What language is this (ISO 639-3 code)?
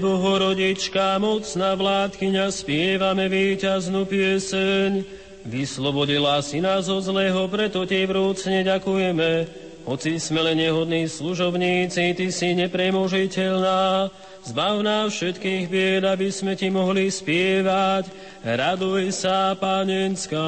slk